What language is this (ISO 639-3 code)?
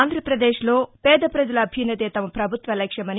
tel